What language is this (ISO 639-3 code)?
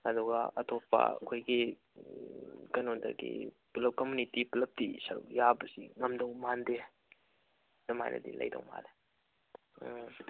mni